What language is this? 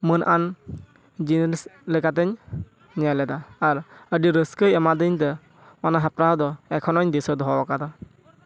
Santali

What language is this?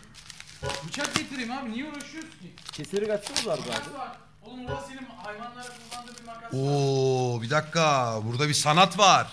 Turkish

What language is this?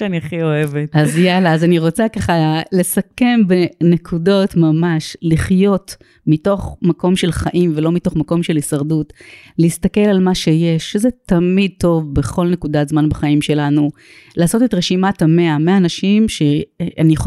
Hebrew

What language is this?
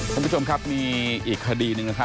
Thai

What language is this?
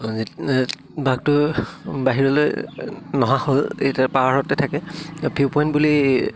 Assamese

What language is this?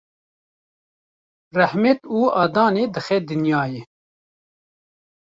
Kurdish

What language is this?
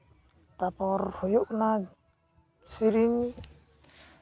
Santali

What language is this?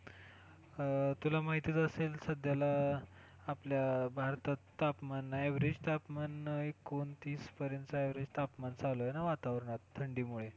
Marathi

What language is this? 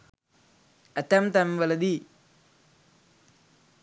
Sinhala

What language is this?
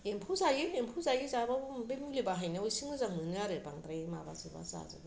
Bodo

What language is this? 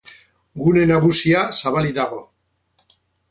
Basque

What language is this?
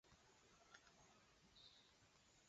Chinese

